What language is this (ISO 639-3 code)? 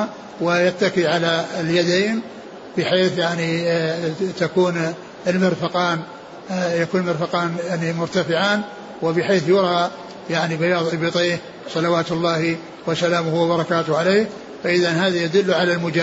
ara